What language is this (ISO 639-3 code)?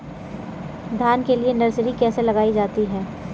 hin